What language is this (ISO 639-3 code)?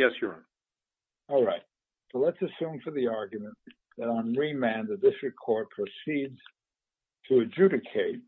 eng